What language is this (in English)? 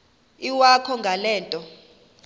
Xhosa